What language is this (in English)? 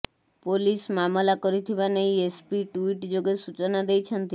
Odia